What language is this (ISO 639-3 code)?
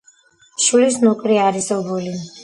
kat